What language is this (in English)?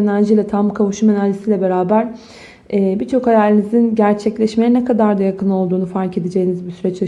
Turkish